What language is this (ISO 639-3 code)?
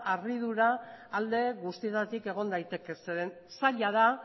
eus